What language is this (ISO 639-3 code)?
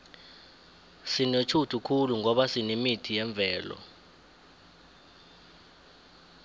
nbl